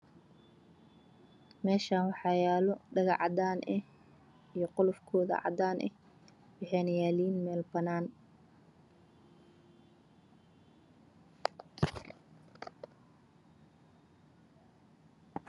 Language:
Somali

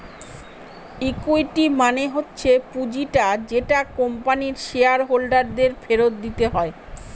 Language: Bangla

